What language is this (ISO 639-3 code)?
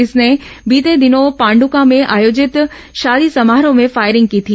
hin